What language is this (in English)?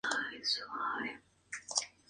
Spanish